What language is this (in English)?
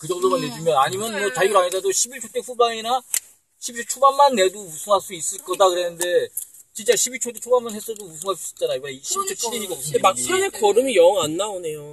Korean